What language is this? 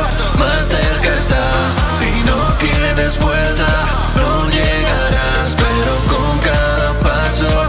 Spanish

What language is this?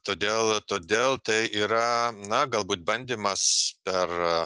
Lithuanian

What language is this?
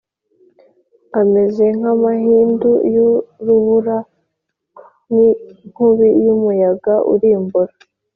Kinyarwanda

